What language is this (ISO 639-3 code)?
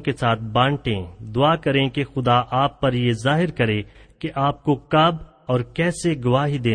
urd